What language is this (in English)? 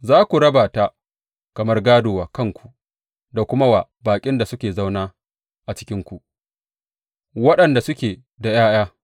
Hausa